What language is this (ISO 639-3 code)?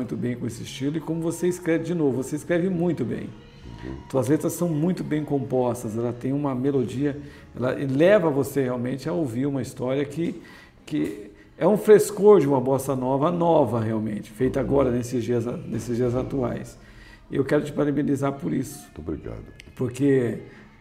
por